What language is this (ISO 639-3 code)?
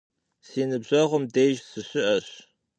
kbd